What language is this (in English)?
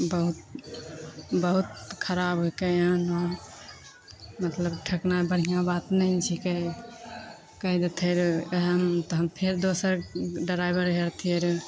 Maithili